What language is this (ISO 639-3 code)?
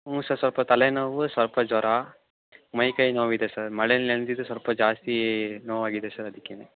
kan